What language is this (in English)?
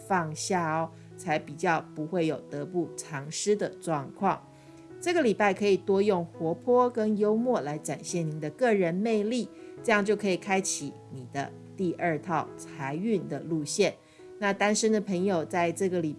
Chinese